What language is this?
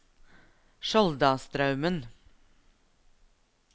Norwegian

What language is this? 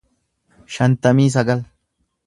Oromo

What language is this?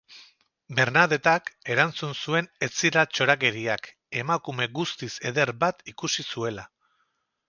Basque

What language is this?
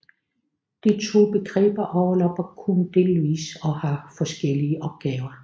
Danish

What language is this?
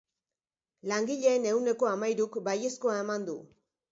Basque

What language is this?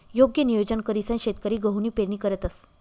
Marathi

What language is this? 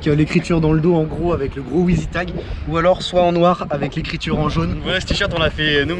French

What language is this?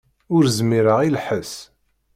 Kabyle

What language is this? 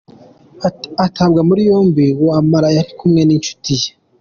Kinyarwanda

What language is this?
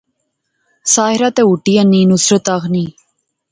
Pahari-Potwari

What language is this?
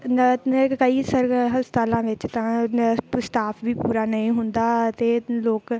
Punjabi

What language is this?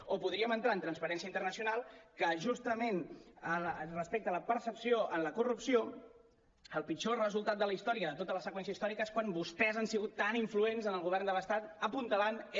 Catalan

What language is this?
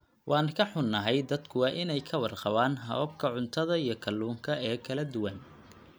Somali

